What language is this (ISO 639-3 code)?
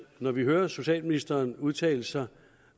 dan